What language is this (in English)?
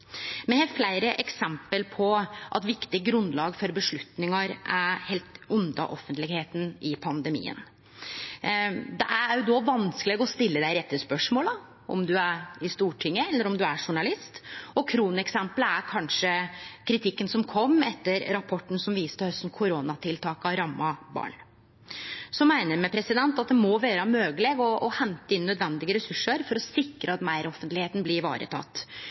Norwegian Nynorsk